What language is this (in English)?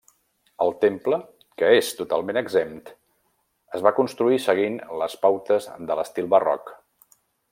Catalan